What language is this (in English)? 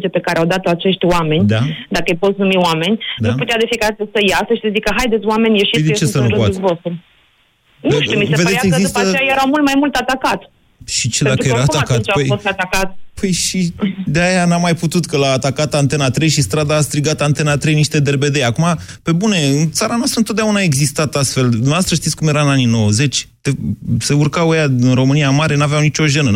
Romanian